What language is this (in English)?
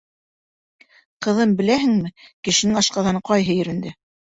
Bashkir